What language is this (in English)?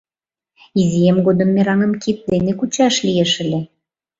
Mari